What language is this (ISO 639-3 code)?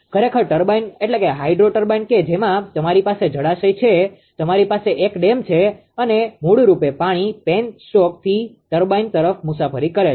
guj